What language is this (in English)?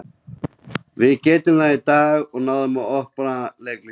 Icelandic